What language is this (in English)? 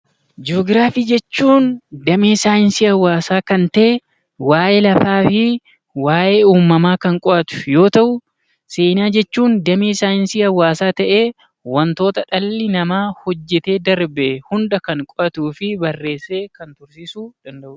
Oromo